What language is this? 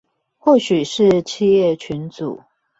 Chinese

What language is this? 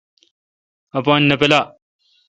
Kalkoti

